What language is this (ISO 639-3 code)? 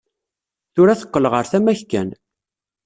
kab